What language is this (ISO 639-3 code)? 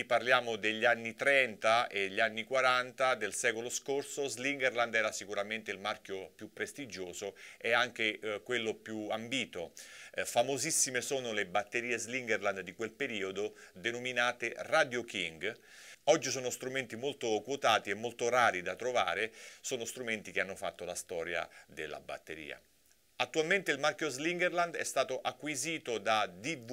ita